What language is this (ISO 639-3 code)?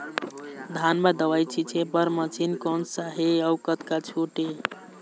hne